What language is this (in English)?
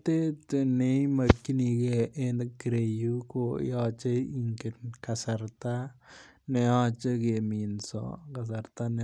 Kalenjin